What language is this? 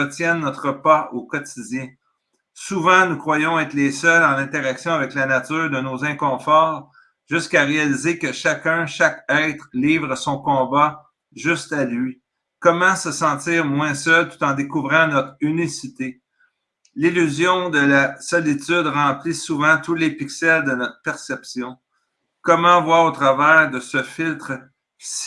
French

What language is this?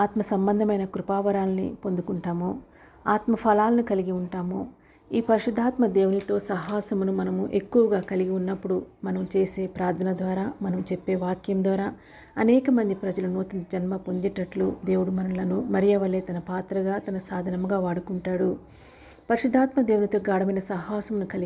Telugu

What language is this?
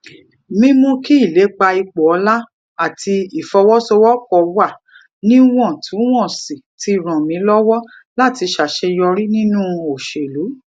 Yoruba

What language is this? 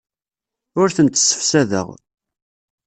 Kabyle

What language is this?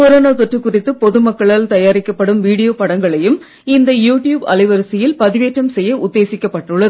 Tamil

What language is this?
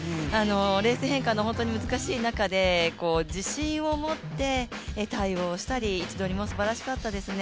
Japanese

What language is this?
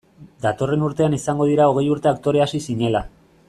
Basque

